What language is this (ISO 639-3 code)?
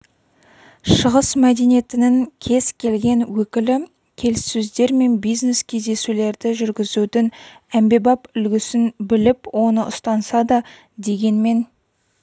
kaz